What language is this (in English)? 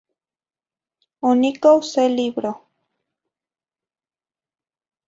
Zacatlán-Ahuacatlán-Tepetzintla Nahuatl